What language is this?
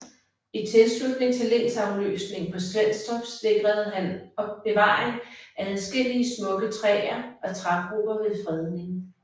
Danish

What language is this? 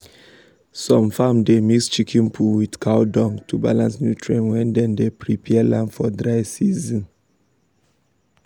Nigerian Pidgin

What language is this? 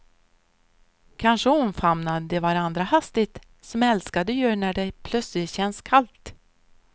Swedish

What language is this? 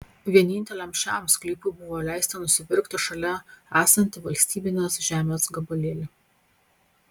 Lithuanian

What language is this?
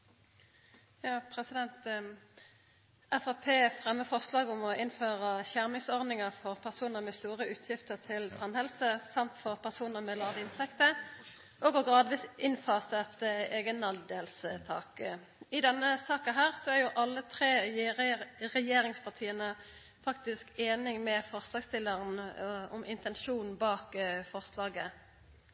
Norwegian Nynorsk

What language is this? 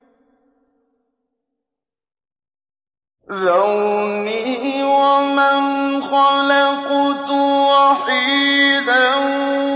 Arabic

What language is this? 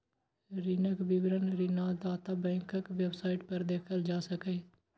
Maithili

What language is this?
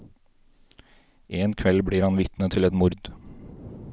Norwegian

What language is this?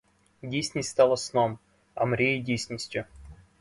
Ukrainian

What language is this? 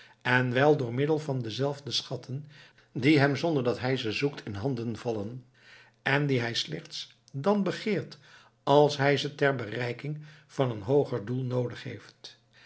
Dutch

